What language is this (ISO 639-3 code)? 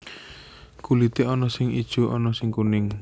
jav